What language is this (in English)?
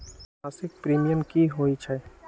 Magahi